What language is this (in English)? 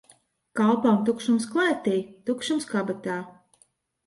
Latvian